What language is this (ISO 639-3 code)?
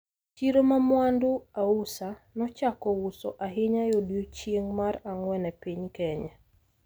luo